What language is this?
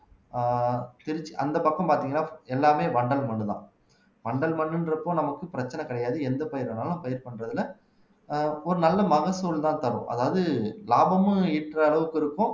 Tamil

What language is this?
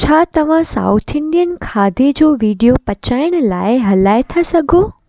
Sindhi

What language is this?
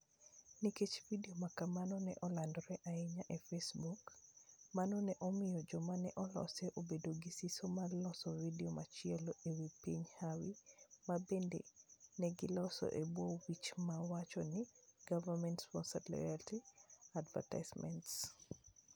Luo (Kenya and Tanzania)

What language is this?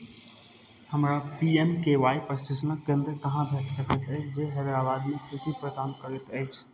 Maithili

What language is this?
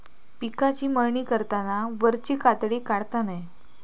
Marathi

